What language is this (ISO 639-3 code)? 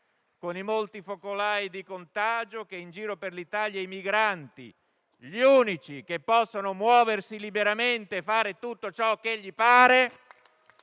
ita